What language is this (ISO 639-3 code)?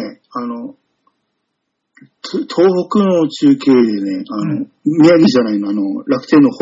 jpn